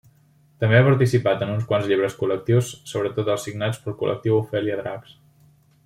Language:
Catalan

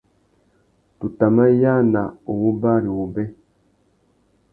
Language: Tuki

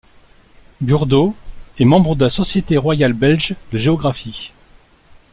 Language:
French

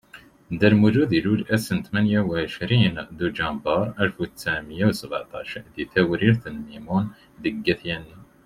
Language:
Kabyle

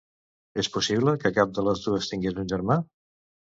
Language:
Catalan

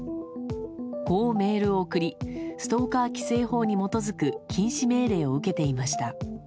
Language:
Japanese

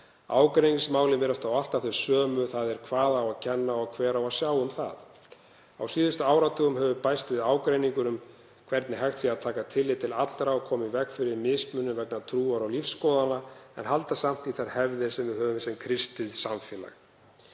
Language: Icelandic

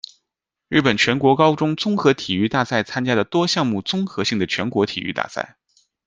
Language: Chinese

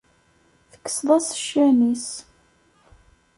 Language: Kabyle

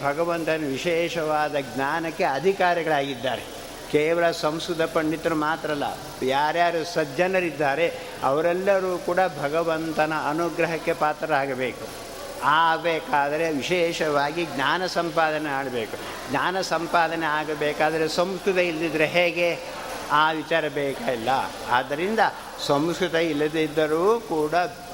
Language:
Kannada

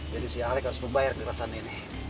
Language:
Indonesian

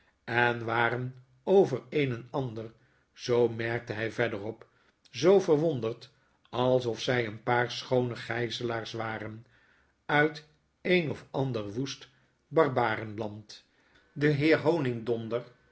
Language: Dutch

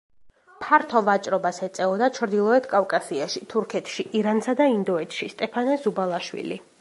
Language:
Georgian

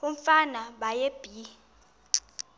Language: Xhosa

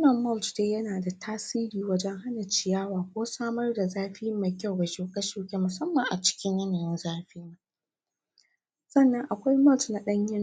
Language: Hausa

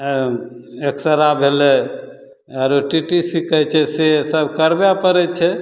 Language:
Maithili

